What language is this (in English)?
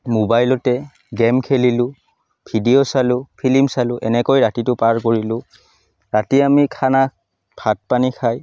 Assamese